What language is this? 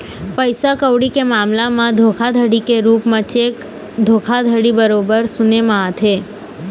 Chhattisgarhi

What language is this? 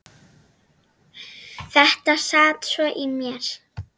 Icelandic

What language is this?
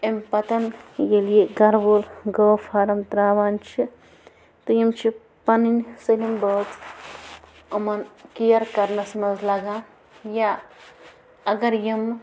Kashmiri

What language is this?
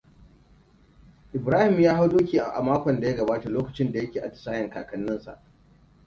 Hausa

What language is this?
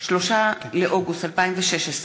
Hebrew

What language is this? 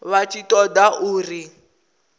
Venda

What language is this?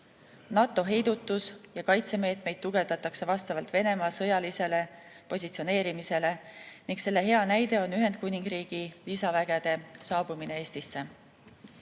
Estonian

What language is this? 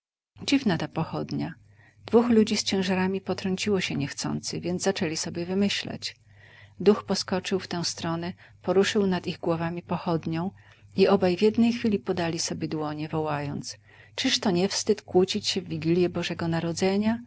Polish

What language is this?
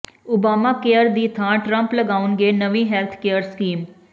Punjabi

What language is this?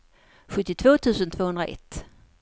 Swedish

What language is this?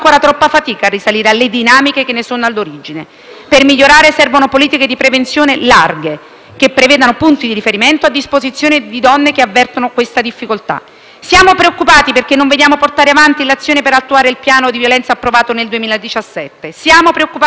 Italian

